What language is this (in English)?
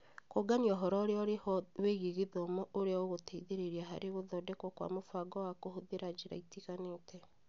Kikuyu